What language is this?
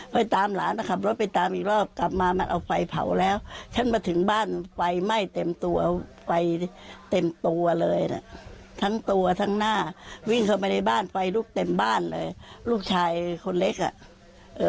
Thai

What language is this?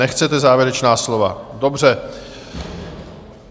Czech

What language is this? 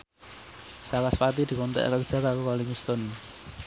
Javanese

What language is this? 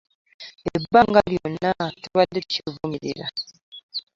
Ganda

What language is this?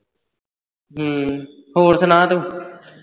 Punjabi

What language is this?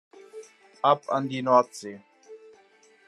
German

